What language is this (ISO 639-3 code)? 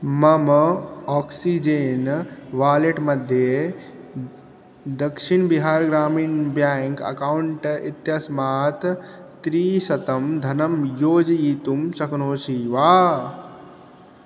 san